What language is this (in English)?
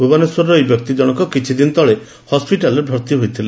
Odia